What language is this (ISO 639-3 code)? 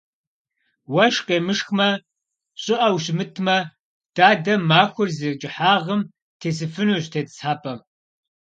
kbd